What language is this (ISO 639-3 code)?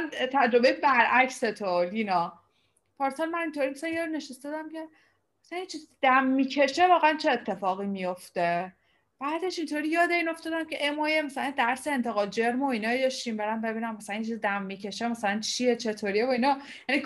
fas